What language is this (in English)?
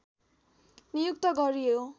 Nepali